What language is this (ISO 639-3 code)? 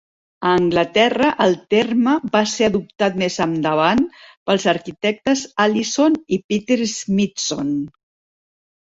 cat